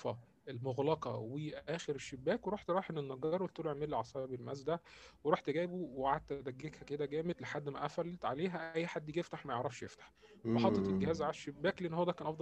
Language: Arabic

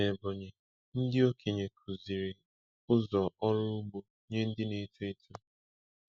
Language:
Igbo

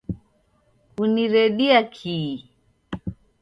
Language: Taita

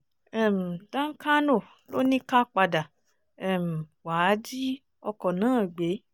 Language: Yoruba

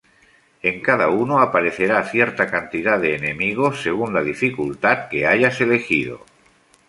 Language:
Spanish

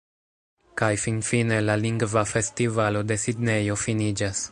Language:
Esperanto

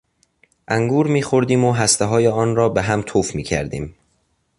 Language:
Persian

